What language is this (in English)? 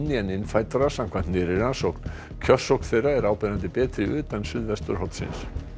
Icelandic